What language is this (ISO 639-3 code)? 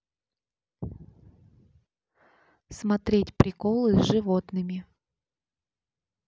rus